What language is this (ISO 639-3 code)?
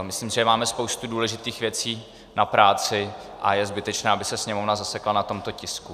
ces